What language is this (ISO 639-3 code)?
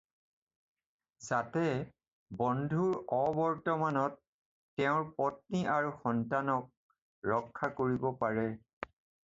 asm